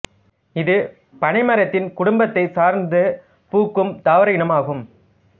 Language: Tamil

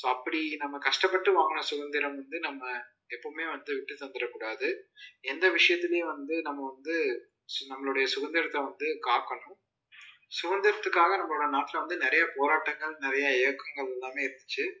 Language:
Tamil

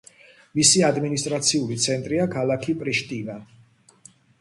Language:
Georgian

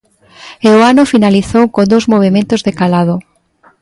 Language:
Galician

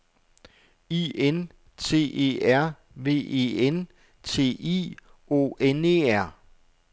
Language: Danish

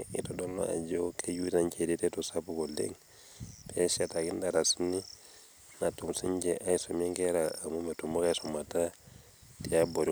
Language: Masai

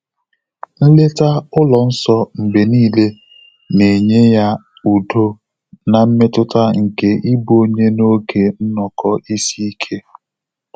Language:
Igbo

